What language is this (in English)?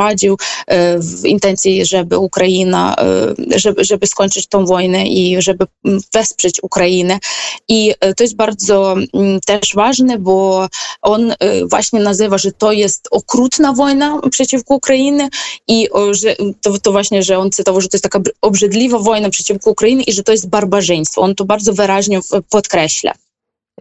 Polish